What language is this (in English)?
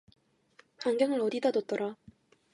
Korean